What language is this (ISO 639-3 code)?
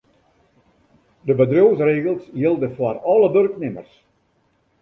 fry